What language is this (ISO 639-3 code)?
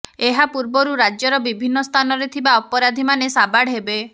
ori